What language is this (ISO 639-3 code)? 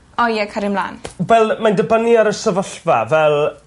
cym